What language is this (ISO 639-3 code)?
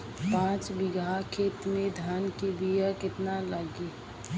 bho